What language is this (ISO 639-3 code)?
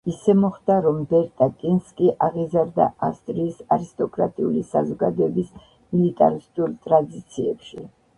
kat